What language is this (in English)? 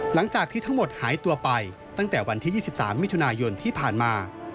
Thai